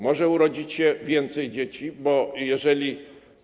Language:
Polish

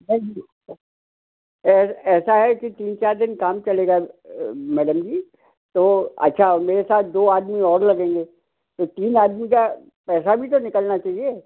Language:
Hindi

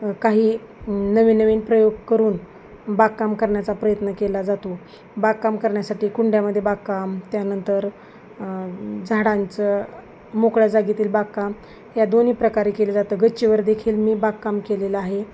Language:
Marathi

